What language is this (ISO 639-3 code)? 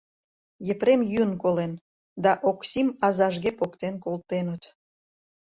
chm